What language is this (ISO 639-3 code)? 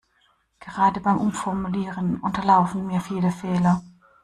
deu